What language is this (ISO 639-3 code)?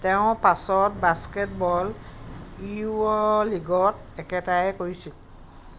asm